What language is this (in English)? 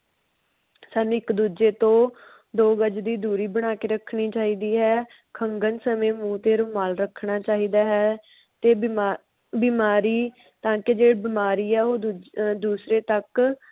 Punjabi